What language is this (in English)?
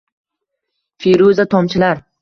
Uzbek